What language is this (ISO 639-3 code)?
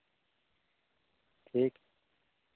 sat